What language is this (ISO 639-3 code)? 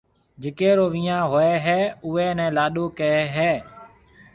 mve